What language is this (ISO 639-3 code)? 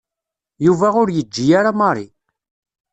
kab